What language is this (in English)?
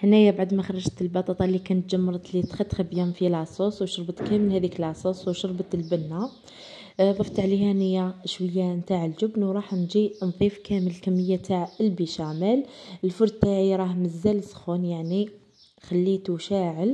Arabic